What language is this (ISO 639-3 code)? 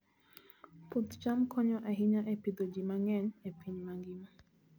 luo